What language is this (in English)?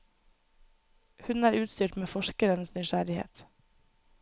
Norwegian